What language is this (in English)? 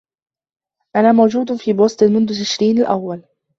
Arabic